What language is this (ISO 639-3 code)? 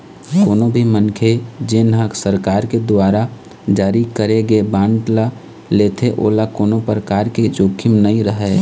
hne